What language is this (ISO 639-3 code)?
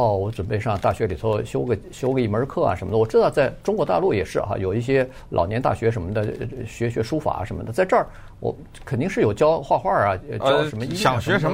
zho